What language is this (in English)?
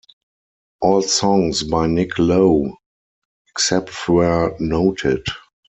English